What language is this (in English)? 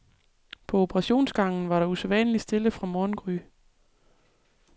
Danish